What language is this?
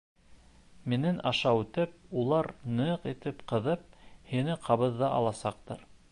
Bashkir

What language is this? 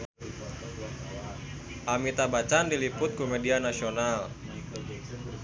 Sundanese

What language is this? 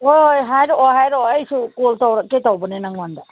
Manipuri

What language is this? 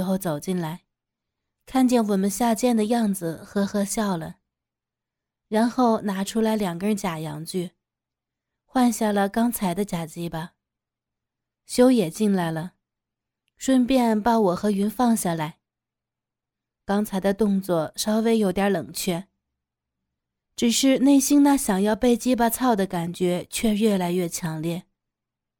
Chinese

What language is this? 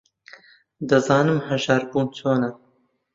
Central Kurdish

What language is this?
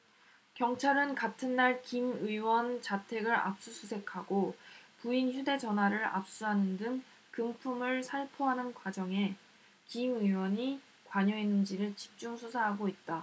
Korean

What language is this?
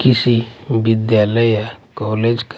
Hindi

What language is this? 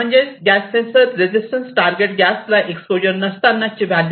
Marathi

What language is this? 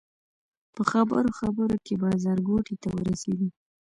Pashto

